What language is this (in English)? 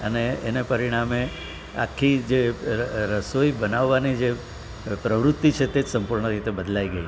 Gujarati